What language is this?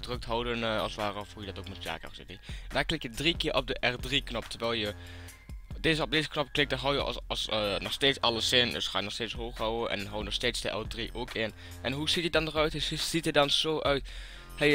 Dutch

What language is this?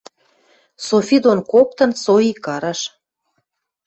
Western Mari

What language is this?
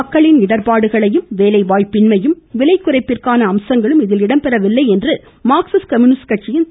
Tamil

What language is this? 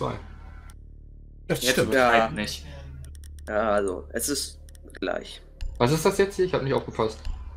German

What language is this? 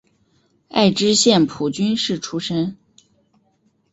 Chinese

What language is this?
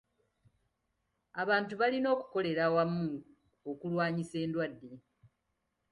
Ganda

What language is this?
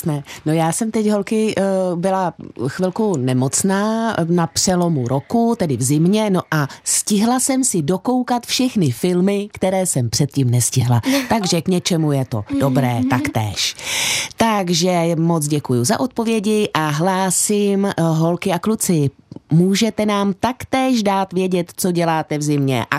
Czech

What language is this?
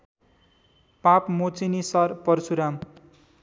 Nepali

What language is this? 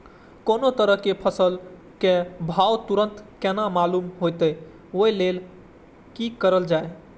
Maithili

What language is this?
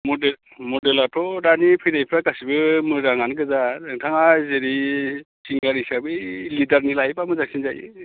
Bodo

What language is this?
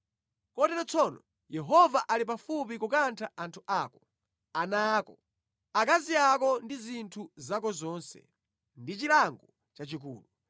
Nyanja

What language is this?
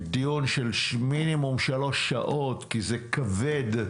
Hebrew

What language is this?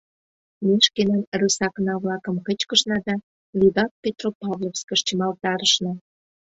Mari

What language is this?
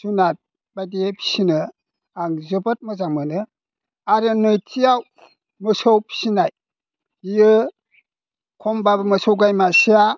Bodo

